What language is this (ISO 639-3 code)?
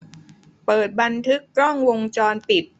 tha